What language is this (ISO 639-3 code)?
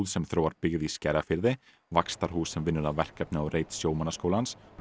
isl